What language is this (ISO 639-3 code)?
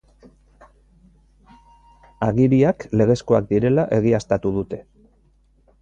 eus